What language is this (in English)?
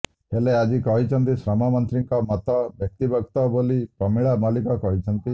Odia